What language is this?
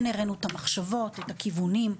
Hebrew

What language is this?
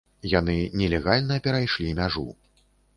Belarusian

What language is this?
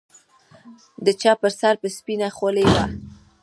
Pashto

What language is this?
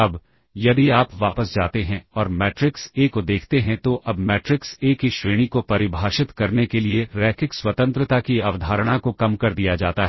Hindi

